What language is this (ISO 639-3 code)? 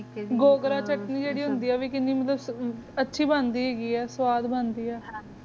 pan